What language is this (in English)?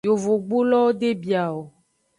Aja (Benin)